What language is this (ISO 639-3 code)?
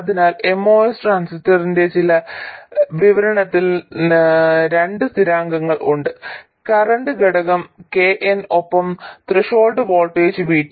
mal